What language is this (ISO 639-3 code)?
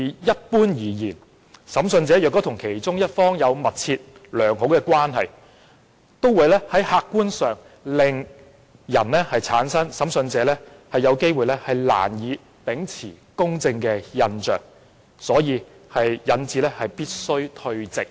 yue